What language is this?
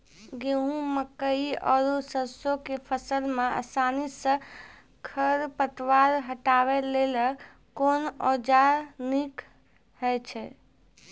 Maithili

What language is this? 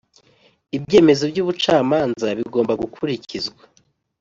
Kinyarwanda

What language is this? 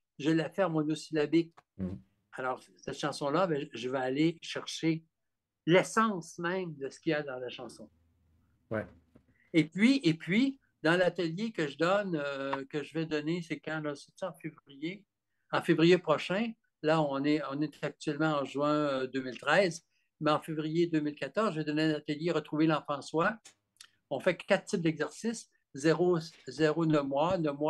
French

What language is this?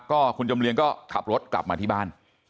Thai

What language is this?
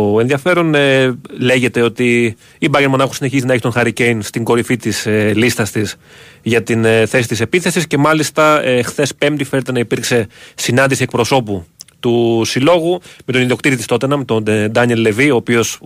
Greek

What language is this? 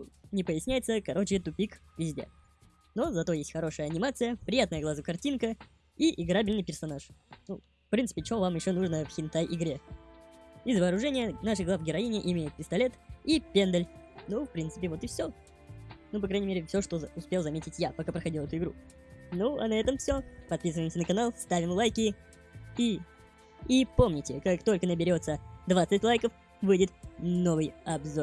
Russian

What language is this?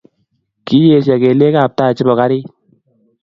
Kalenjin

